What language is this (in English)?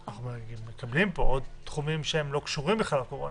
Hebrew